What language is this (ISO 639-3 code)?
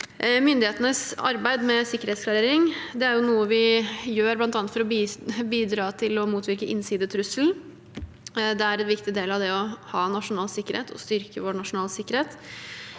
nor